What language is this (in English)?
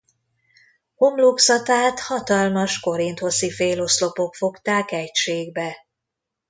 Hungarian